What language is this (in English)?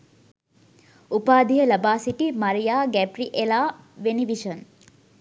Sinhala